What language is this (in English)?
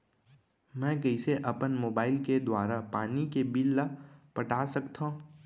Chhattisgarhi